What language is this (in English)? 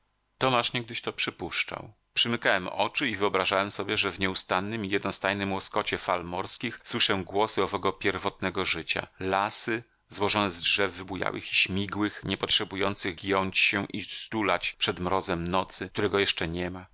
Polish